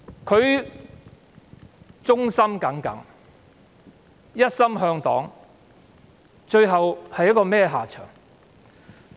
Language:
Cantonese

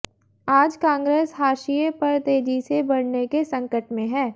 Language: Hindi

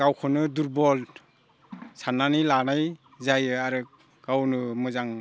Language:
Bodo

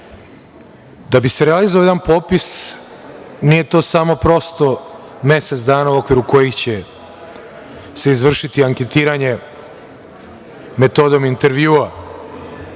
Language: Serbian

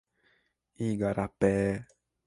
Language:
Portuguese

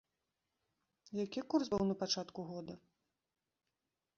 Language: Belarusian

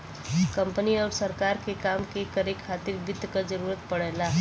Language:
Bhojpuri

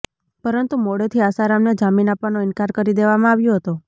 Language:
Gujarati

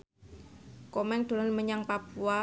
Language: Javanese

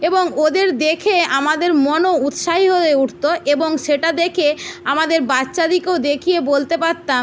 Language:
Bangla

